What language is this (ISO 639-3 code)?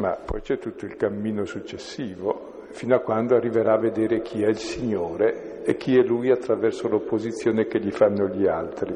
ita